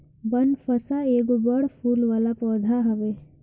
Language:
Bhojpuri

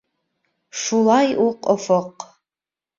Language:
Bashkir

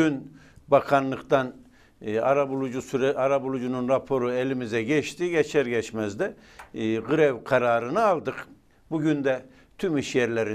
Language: Turkish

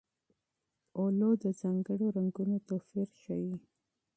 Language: Pashto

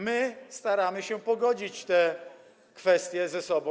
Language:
Polish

